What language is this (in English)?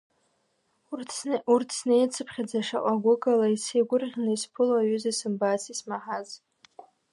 Abkhazian